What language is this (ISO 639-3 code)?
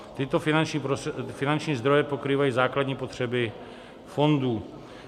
ces